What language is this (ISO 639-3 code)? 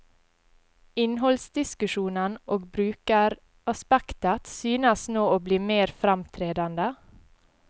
nor